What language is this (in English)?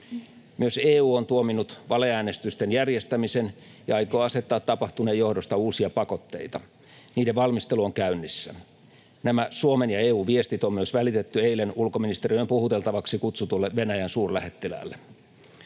Finnish